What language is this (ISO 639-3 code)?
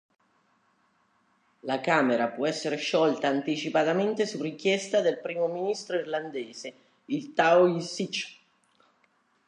ita